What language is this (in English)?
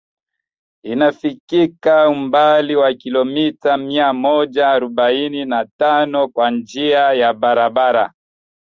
Swahili